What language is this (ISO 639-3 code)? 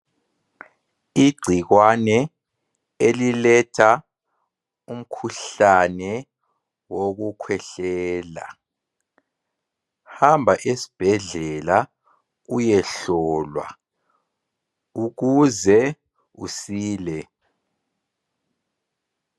nde